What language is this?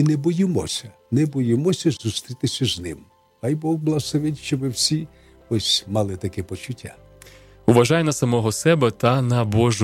Ukrainian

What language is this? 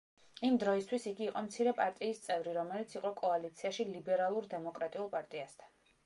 Georgian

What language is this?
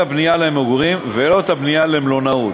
Hebrew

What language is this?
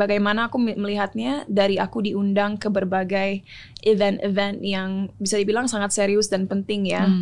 Indonesian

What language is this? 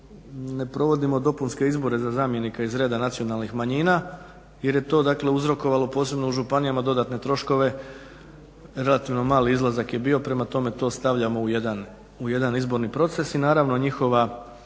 Croatian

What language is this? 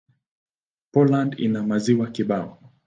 Swahili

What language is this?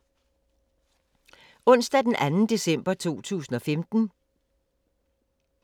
Danish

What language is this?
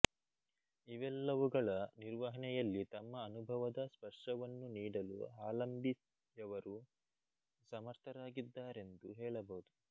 Kannada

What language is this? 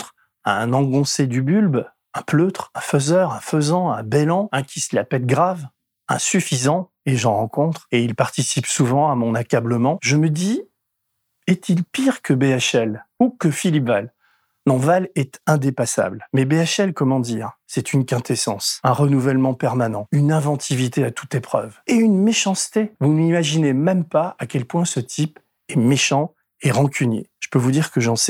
French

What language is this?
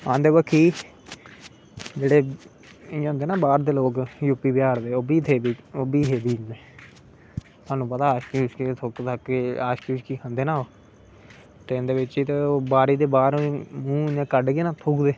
Dogri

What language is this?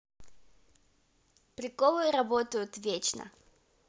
Russian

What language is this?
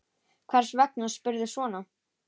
Icelandic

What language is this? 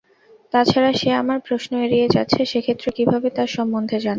Bangla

